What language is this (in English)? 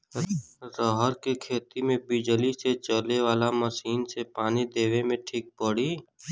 Bhojpuri